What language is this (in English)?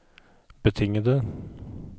Norwegian